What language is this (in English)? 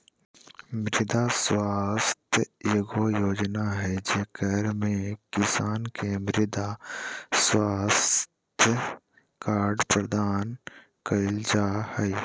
Magahi